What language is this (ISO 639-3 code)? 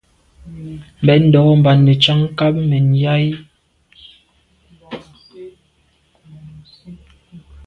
byv